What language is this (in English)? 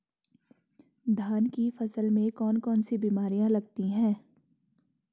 Hindi